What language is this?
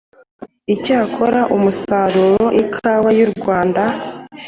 Kinyarwanda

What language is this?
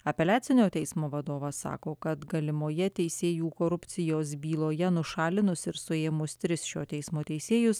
Lithuanian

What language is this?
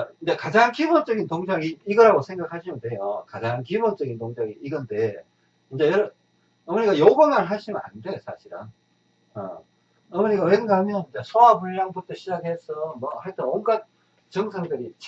Korean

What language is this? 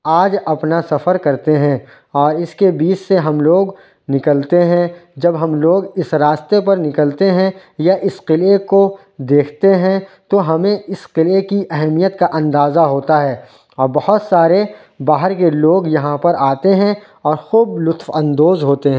Urdu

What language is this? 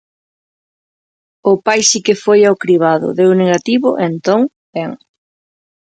Galician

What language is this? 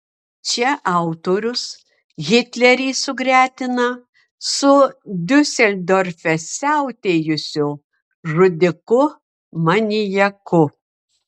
Lithuanian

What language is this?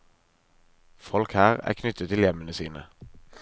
Norwegian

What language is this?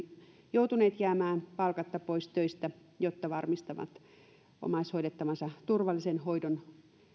Finnish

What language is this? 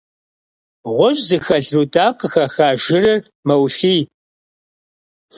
Kabardian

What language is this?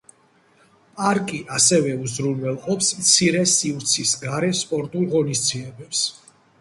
Georgian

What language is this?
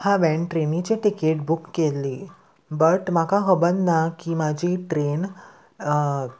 Konkani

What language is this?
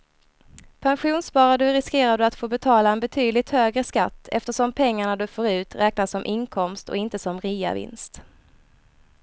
Swedish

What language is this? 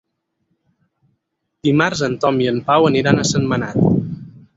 Catalan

